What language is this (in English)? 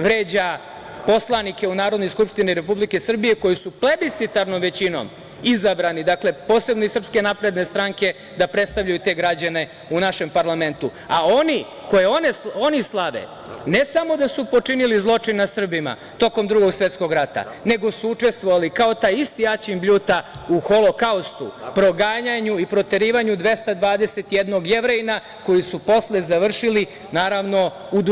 Serbian